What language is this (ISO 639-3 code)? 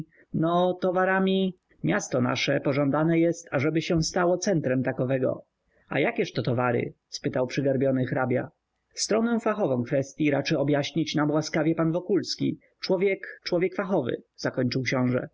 pol